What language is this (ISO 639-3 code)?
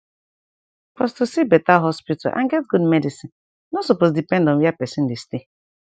pcm